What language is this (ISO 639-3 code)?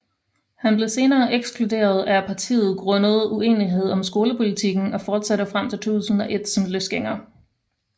dan